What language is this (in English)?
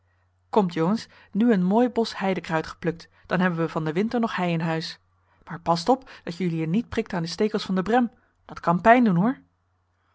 Dutch